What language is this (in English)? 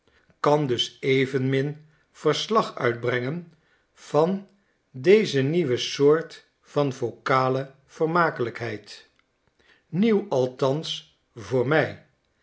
Dutch